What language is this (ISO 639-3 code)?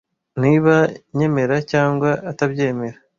kin